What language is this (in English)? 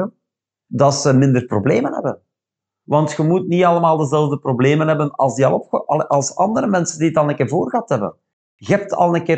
Dutch